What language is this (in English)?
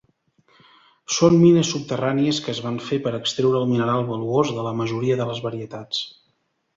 Catalan